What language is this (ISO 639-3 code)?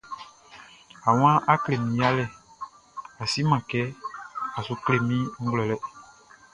bci